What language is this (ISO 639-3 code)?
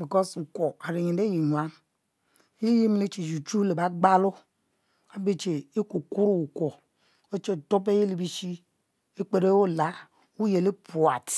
mfo